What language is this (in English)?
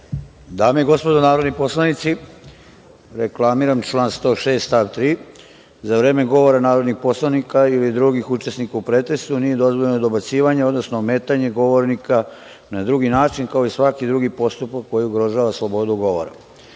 Serbian